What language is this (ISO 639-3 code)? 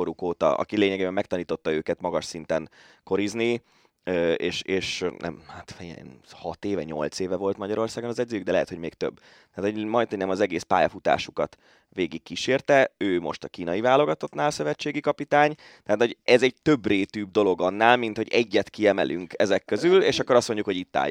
hun